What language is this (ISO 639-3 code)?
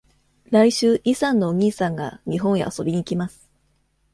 jpn